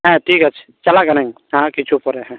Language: Santali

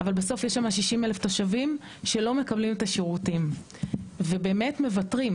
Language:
Hebrew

